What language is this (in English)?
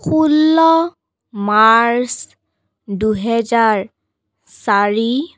Assamese